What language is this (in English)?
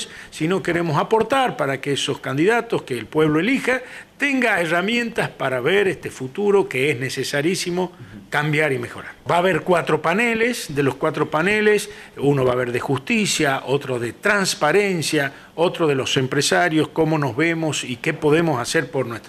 Spanish